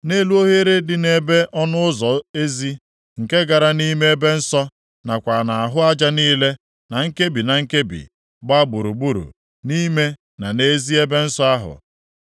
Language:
Igbo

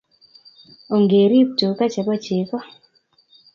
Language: Kalenjin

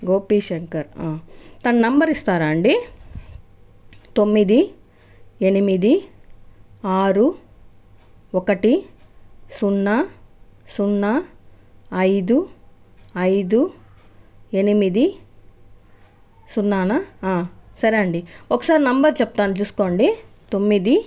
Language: Telugu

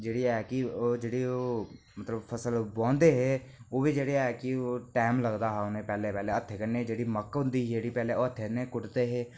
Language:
Dogri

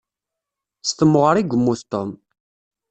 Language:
Kabyle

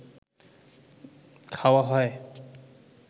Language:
Bangla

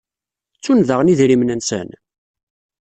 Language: Kabyle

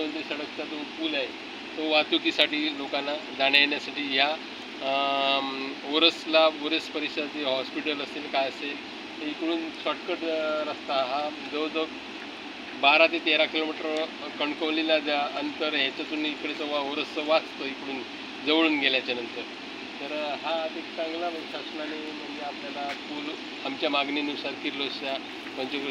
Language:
Marathi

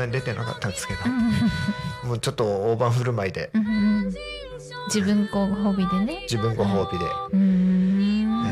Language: Japanese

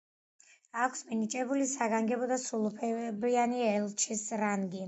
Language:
Georgian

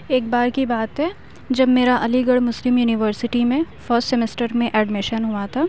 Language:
Urdu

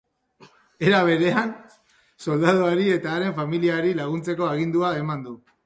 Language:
Basque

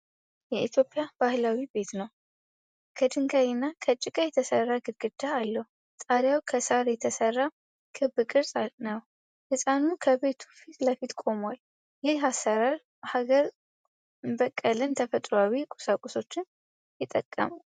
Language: Amharic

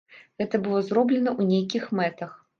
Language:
Belarusian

